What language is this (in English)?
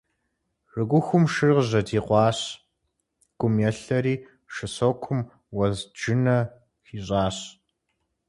Kabardian